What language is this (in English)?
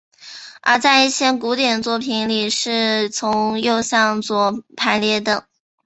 Chinese